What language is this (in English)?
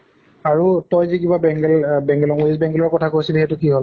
Assamese